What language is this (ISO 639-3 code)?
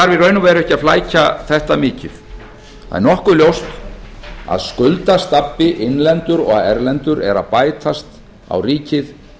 isl